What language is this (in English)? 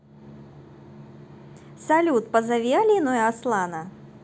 Russian